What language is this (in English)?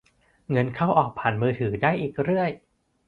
Thai